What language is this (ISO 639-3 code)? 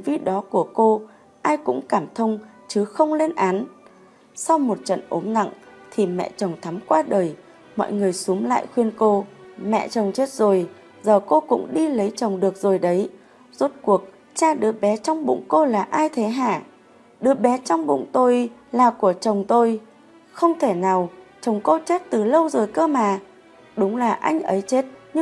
vie